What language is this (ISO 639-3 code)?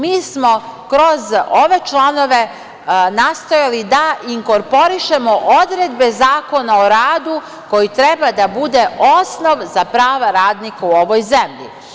srp